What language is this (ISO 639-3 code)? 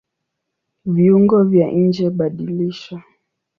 swa